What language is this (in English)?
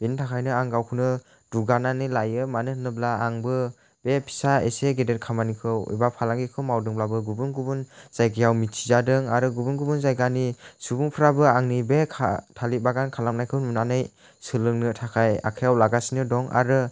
Bodo